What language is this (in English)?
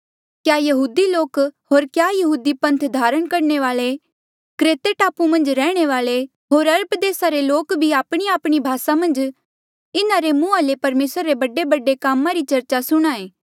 Mandeali